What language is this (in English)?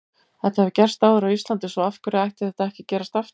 Icelandic